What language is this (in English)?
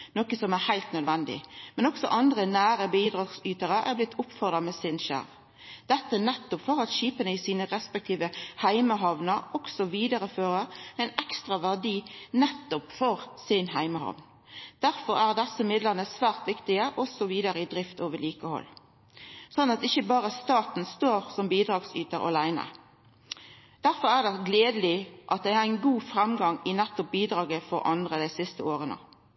Norwegian Nynorsk